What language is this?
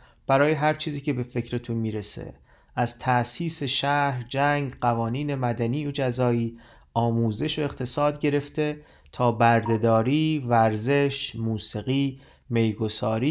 Persian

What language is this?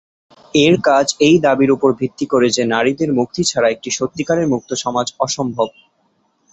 Bangla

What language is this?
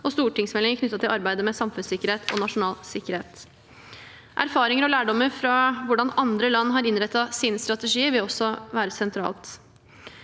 Norwegian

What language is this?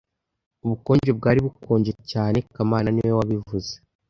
Kinyarwanda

